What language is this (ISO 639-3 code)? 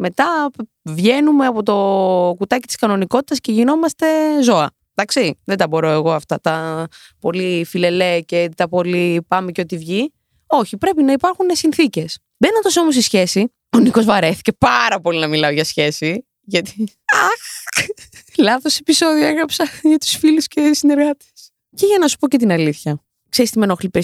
ell